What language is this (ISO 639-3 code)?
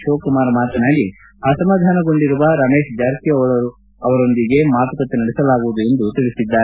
kan